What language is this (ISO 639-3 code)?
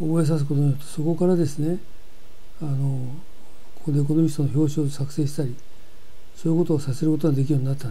jpn